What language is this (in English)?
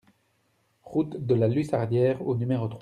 French